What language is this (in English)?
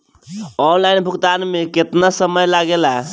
Bhojpuri